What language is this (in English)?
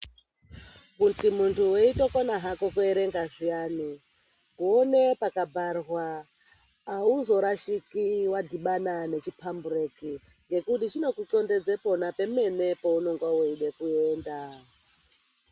Ndau